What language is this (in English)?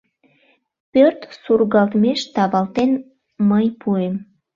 Mari